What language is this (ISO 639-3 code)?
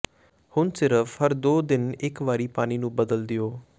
pan